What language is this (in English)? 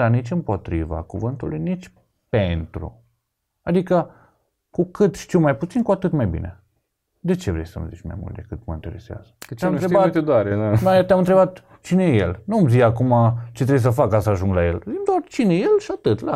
Romanian